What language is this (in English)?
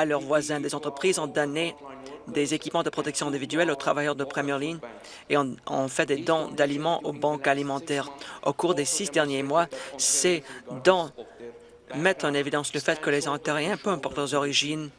French